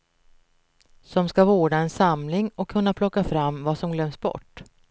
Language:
Swedish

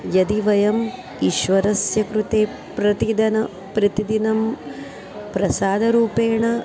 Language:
Sanskrit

